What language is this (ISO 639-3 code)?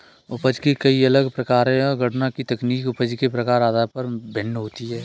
hin